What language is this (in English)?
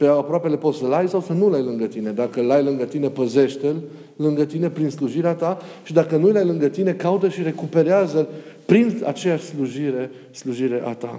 Romanian